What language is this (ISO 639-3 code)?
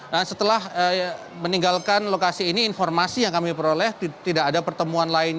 ind